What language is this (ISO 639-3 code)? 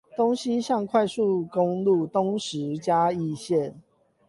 zho